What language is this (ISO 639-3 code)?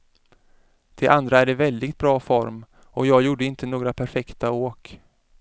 swe